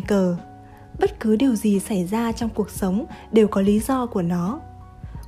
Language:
Vietnamese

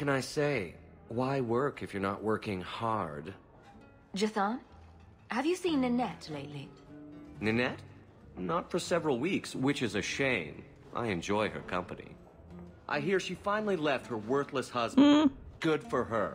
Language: Polish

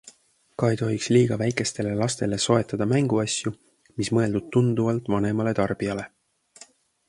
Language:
Estonian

